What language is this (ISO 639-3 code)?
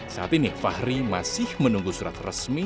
ind